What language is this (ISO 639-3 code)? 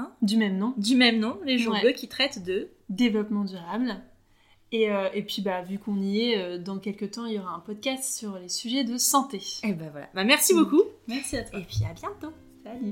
fra